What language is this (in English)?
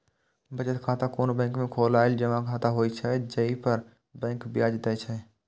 Maithili